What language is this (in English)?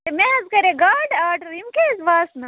Kashmiri